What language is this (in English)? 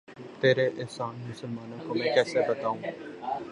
Urdu